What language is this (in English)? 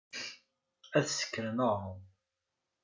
Kabyle